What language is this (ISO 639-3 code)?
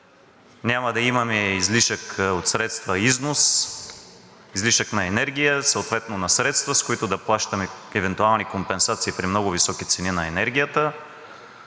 bul